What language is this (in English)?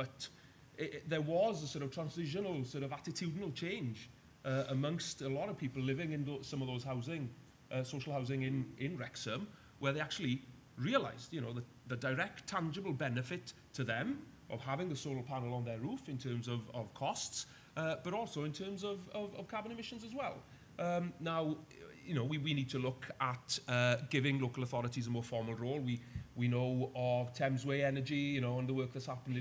English